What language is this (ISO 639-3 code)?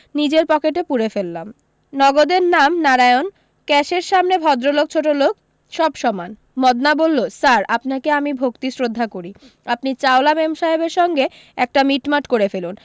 ben